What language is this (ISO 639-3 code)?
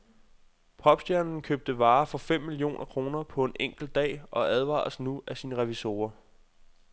dan